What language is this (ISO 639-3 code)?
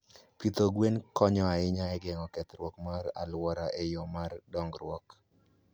luo